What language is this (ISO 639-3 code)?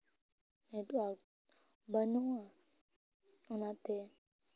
sat